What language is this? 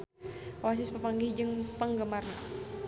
Sundanese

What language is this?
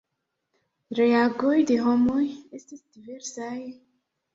Esperanto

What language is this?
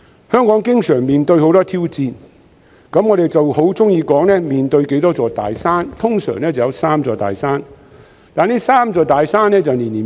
Cantonese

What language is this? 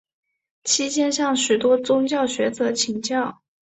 Chinese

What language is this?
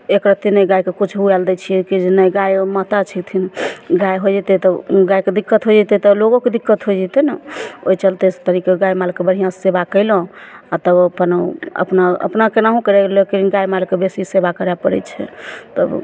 Maithili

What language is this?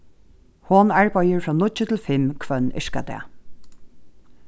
Faroese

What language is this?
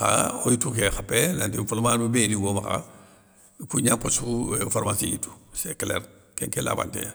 Soninke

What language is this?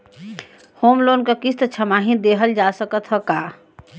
Bhojpuri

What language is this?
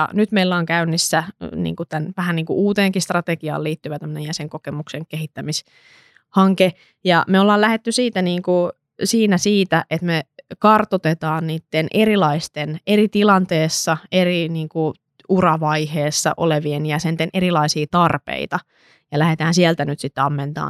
Finnish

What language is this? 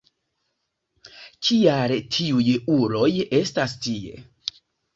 Esperanto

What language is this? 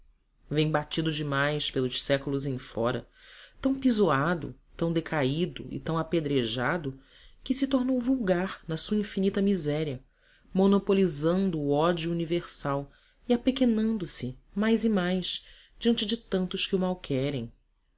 Portuguese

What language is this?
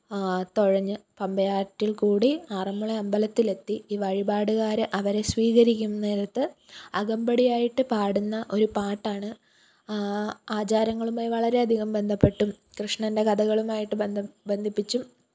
Malayalam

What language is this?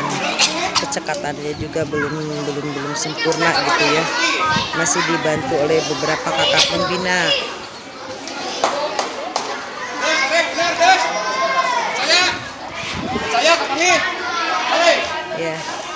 Indonesian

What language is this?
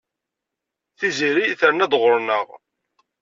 Kabyle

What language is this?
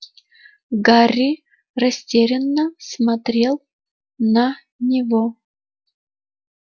Russian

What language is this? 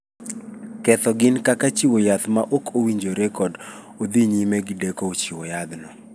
Luo (Kenya and Tanzania)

